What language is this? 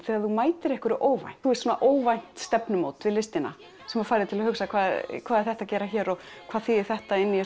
Icelandic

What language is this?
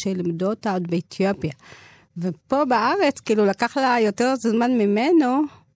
Hebrew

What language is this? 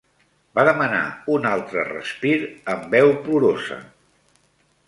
Catalan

